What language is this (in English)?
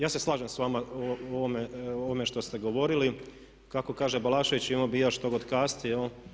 Croatian